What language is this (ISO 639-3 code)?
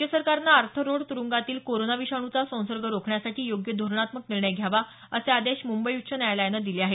mar